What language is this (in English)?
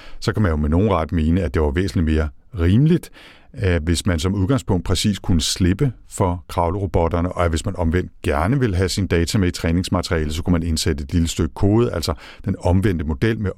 Danish